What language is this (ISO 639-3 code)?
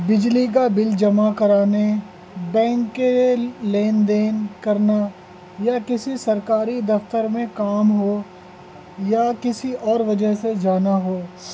urd